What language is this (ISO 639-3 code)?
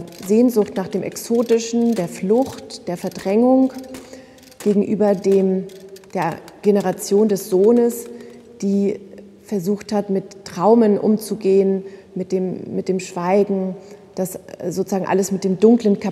deu